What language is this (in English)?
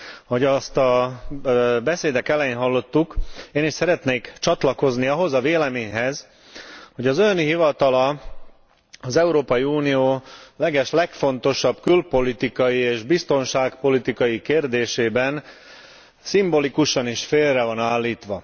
Hungarian